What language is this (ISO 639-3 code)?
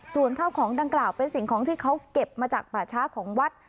tha